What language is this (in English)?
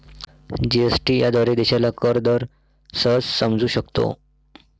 Marathi